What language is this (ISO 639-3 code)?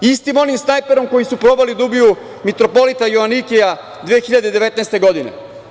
srp